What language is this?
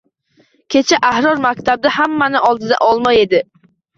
Uzbek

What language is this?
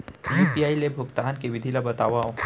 Chhattisgarhi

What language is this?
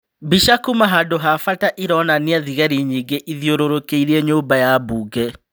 Kikuyu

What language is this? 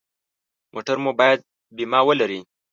Pashto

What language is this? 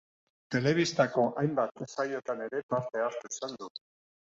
Basque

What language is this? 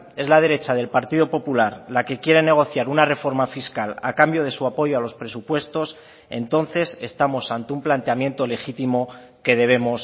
Spanish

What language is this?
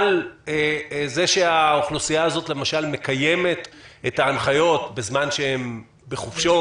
Hebrew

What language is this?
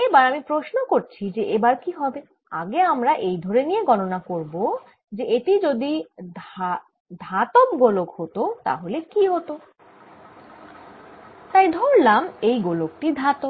Bangla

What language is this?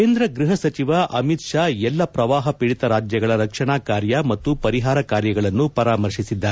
Kannada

